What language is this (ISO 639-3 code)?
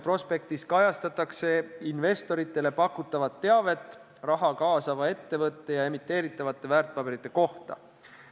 est